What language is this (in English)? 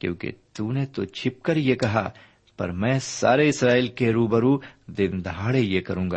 Urdu